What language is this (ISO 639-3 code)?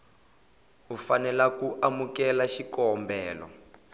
tso